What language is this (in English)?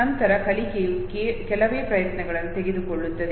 Kannada